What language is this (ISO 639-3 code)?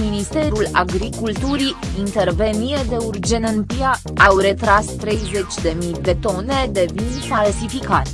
ron